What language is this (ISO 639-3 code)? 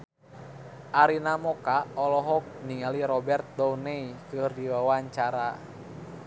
sun